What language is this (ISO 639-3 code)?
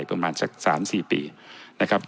tha